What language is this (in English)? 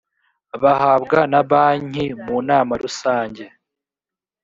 Kinyarwanda